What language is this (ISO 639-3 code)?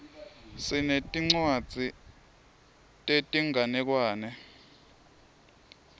ssw